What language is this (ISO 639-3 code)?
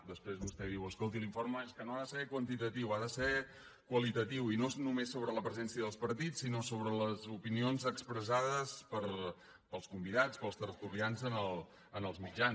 cat